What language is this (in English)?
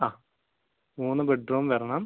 Malayalam